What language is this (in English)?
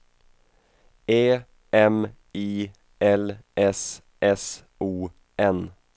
Swedish